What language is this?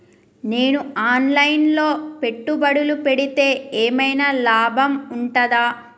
Telugu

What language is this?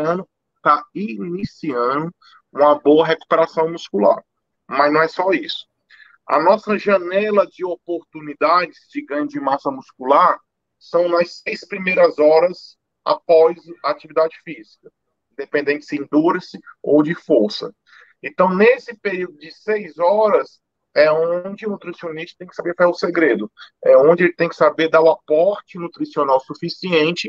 Portuguese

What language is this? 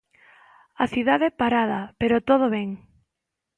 Galician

